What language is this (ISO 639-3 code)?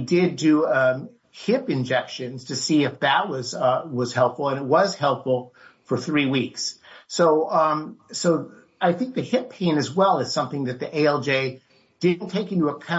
eng